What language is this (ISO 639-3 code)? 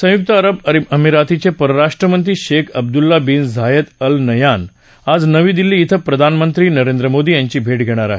mar